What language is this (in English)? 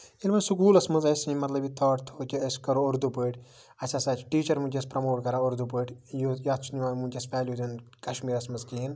Kashmiri